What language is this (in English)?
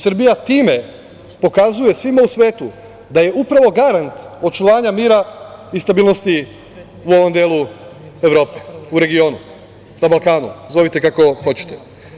Serbian